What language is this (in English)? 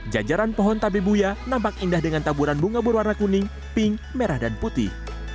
Indonesian